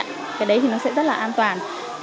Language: Vietnamese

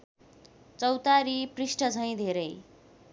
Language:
Nepali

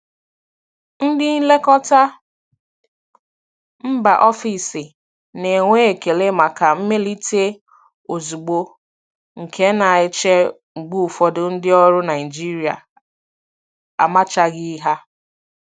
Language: Igbo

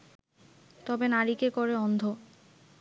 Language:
Bangla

